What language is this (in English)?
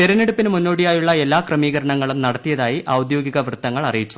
Malayalam